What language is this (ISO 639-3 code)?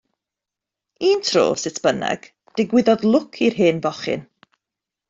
cym